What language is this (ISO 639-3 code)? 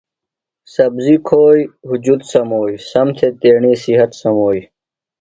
phl